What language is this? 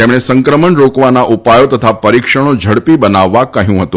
Gujarati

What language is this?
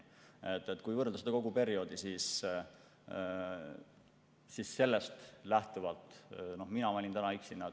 Estonian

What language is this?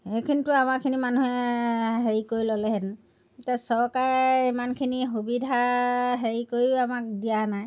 Assamese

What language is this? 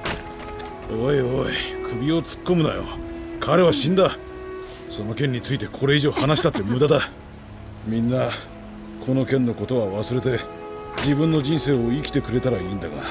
Japanese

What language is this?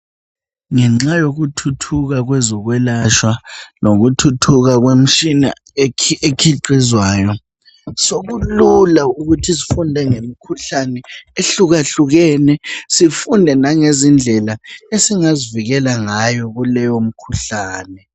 North Ndebele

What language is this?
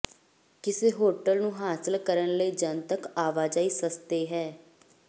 Punjabi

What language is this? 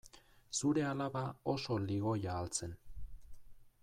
Basque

